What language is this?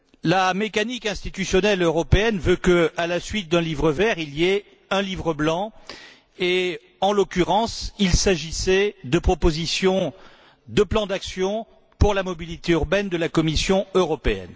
French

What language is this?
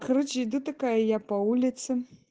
Russian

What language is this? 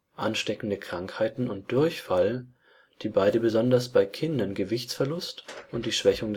German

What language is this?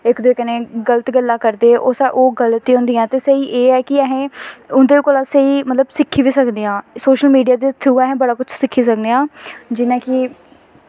Dogri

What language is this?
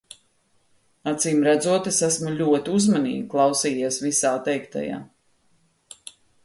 Latvian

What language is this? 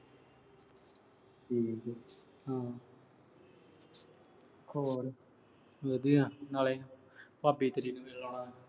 Punjabi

